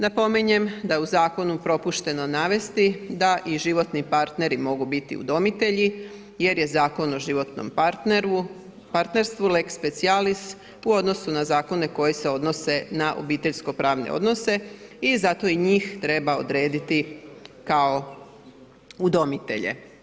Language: Croatian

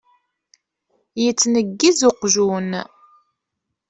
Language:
Kabyle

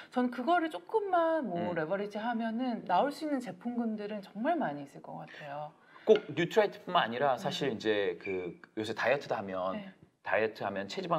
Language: Korean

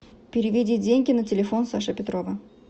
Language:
Russian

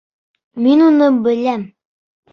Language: Bashkir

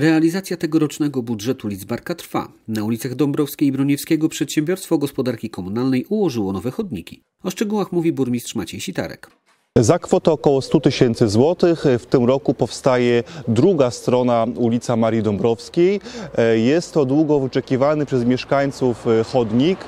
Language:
Polish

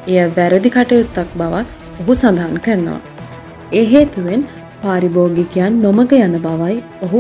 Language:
Hindi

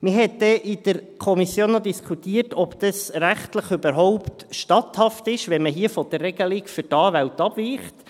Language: Swiss German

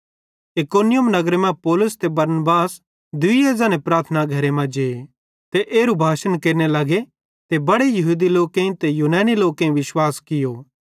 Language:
Bhadrawahi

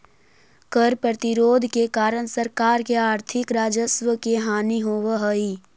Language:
Magahi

